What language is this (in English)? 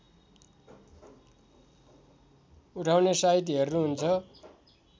Nepali